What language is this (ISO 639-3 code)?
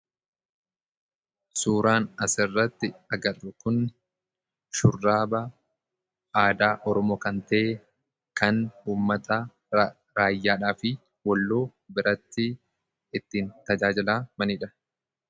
orm